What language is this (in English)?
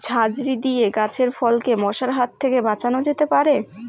Bangla